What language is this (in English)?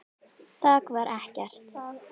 Icelandic